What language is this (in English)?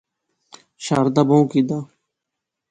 Pahari-Potwari